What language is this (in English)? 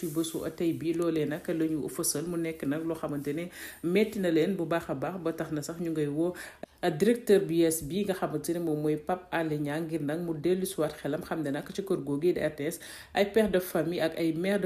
French